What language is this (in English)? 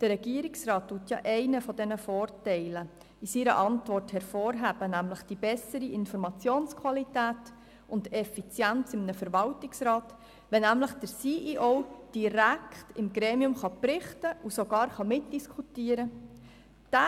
Swiss German